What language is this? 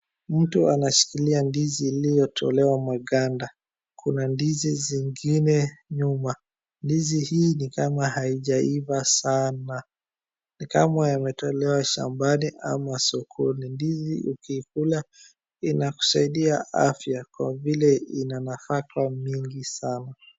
Swahili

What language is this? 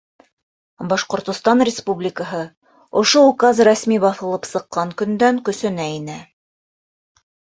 Bashkir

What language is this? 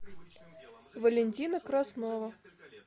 Russian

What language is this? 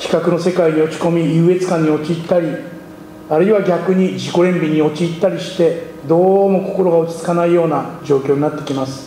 Japanese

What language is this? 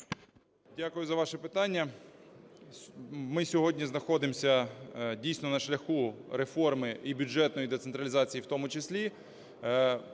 Ukrainian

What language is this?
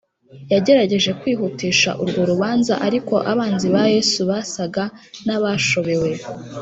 Kinyarwanda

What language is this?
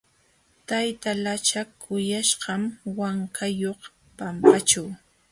Jauja Wanca Quechua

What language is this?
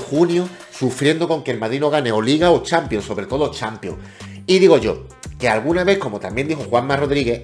Spanish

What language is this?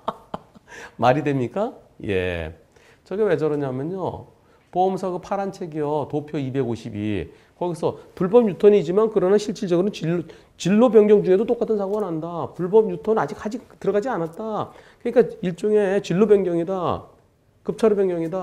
Korean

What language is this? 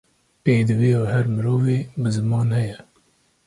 Kurdish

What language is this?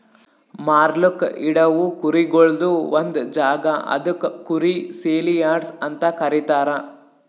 Kannada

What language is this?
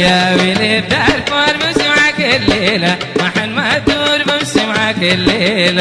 Arabic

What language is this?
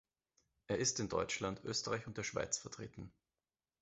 German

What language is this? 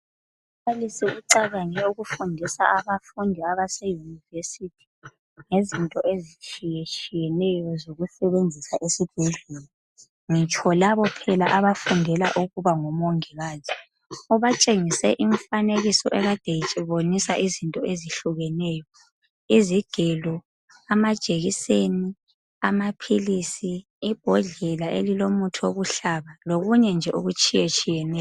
North Ndebele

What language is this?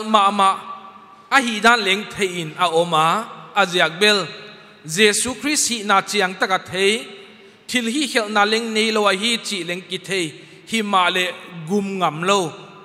Filipino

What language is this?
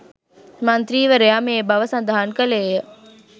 Sinhala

